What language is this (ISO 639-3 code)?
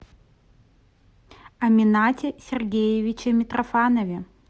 rus